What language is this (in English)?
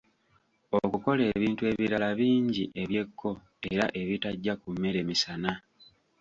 Ganda